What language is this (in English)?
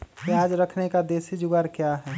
Magahi